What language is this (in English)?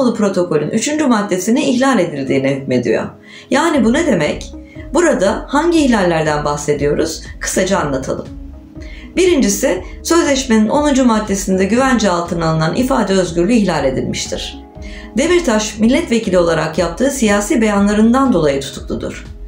Turkish